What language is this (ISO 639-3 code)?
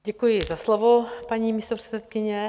ces